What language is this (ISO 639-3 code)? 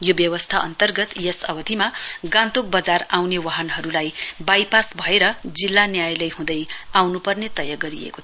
nep